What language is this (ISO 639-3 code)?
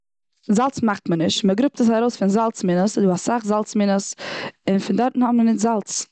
yid